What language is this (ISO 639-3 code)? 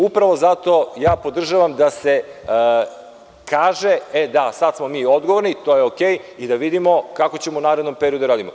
srp